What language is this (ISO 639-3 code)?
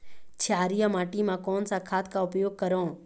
hne